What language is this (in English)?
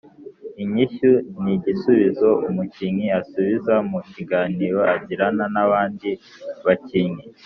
Kinyarwanda